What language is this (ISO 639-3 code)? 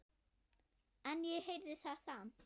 isl